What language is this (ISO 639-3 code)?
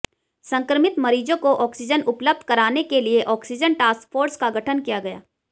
hin